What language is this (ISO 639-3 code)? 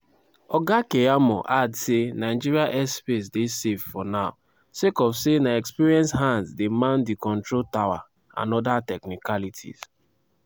pcm